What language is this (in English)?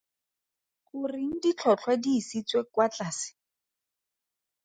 Tswana